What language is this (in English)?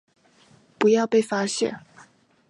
Chinese